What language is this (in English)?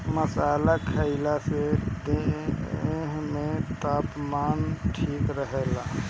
Bhojpuri